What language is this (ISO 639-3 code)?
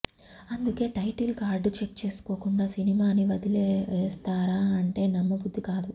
tel